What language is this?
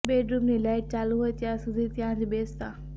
Gujarati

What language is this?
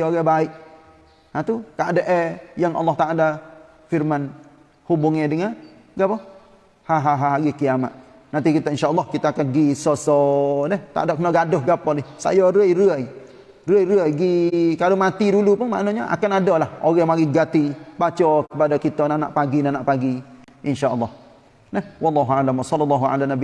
Malay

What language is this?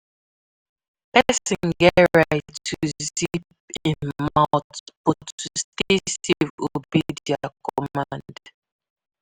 Nigerian Pidgin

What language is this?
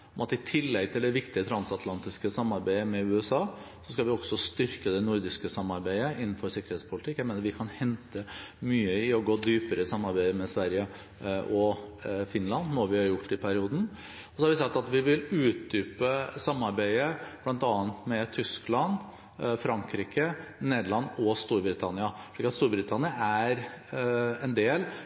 Norwegian Bokmål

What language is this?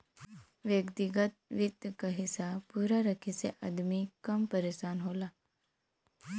Bhojpuri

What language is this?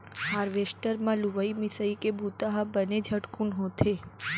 Chhattisgarhi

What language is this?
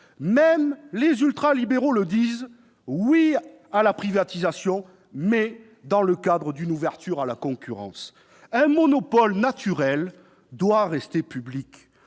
French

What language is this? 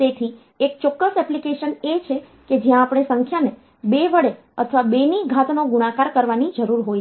Gujarati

